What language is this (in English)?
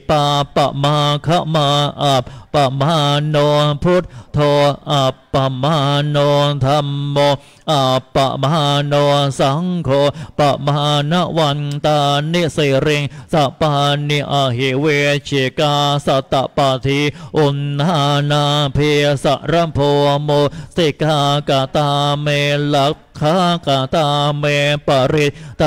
Thai